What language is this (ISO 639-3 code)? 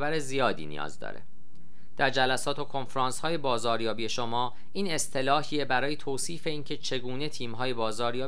fas